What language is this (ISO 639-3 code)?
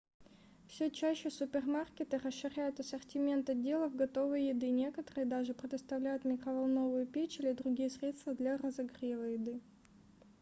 rus